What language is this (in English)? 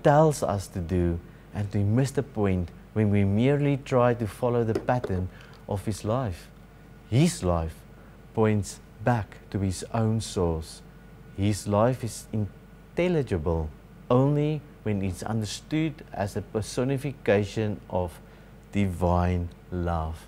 Dutch